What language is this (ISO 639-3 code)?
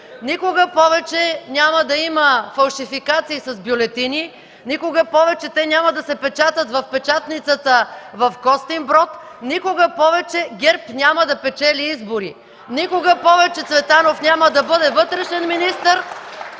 bul